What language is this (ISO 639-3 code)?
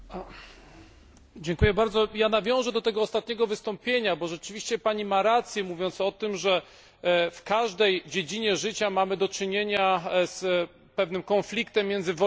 pol